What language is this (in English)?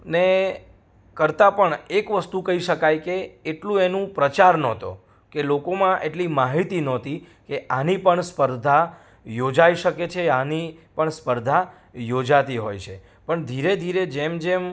Gujarati